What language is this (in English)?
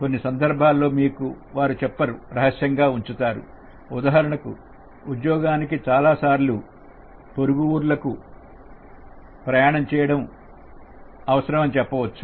Telugu